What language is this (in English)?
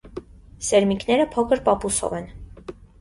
Armenian